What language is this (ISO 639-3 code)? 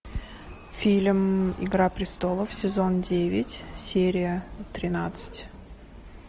rus